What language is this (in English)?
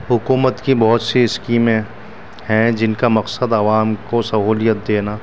Urdu